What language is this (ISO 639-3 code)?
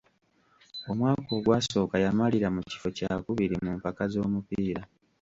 lug